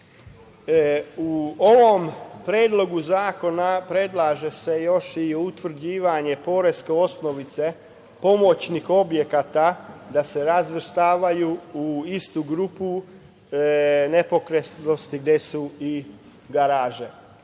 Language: Serbian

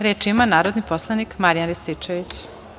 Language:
Serbian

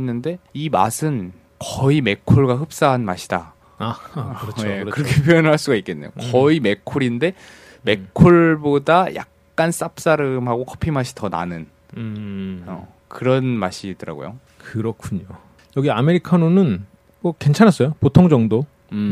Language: Korean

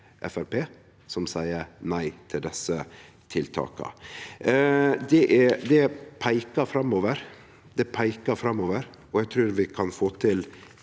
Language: Norwegian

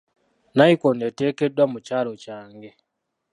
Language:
Ganda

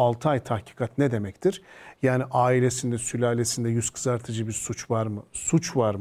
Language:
Turkish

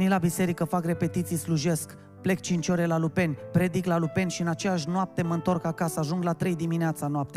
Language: Romanian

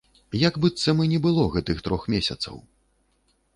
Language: Belarusian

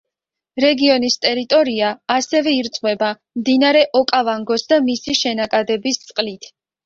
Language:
Georgian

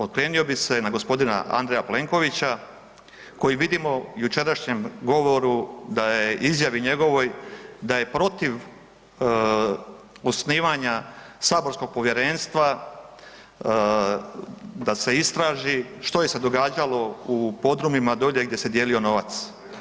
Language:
Croatian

